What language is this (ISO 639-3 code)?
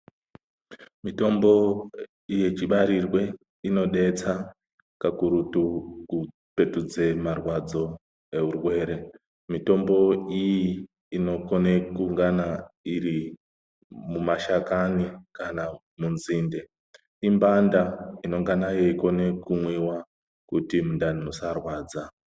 ndc